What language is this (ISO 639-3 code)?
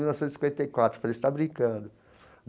por